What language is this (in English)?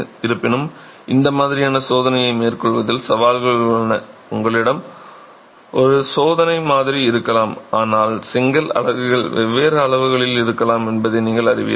Tamil